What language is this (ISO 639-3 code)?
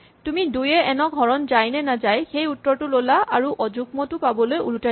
asm